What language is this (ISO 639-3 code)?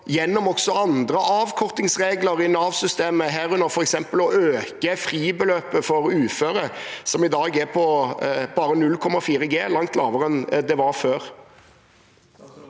nor